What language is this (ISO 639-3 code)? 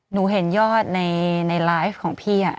tha